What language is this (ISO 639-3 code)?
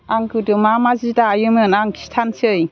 brx